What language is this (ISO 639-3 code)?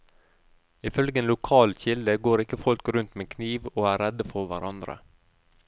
nor